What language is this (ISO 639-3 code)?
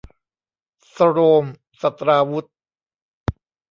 tha